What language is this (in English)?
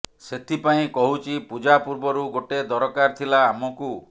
Odia